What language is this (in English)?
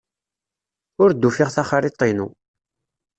Kabyle